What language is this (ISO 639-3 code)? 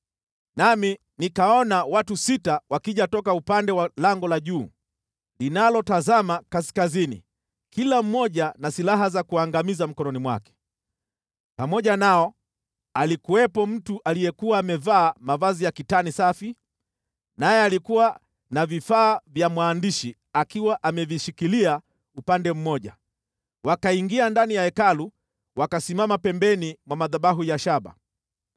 swa